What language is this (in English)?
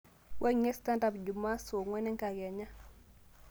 Masai